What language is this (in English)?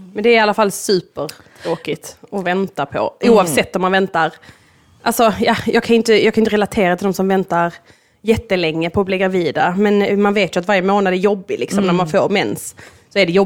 Swedish